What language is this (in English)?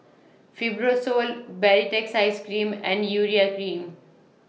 English